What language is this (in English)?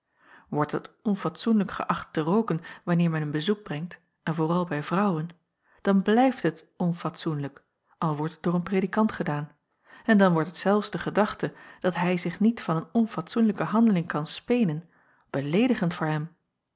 Dutch